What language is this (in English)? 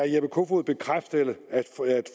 Danish